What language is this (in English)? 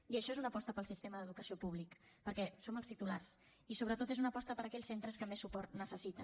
Catalan